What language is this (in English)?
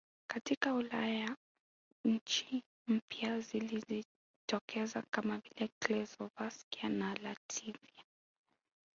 Swahili